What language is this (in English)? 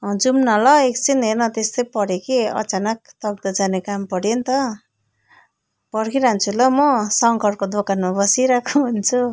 Nepali